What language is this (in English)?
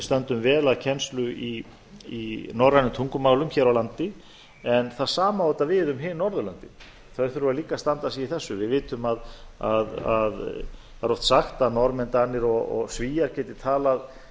Icelandic